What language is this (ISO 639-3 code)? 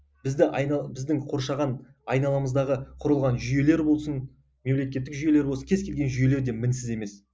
kaz